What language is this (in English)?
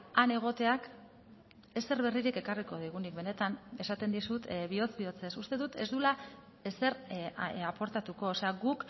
Basque